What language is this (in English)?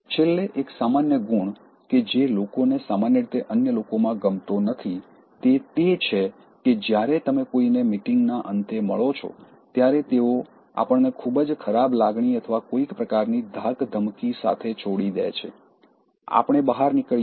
Gujarati